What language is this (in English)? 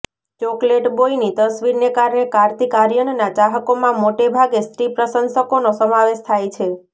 Gujarati